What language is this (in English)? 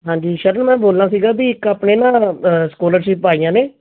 Punjabi